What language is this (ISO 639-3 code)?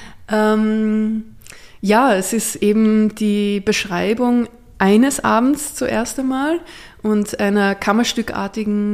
deu